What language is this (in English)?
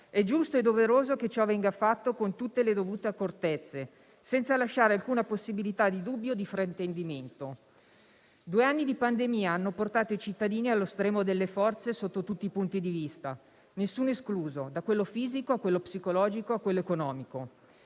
Italian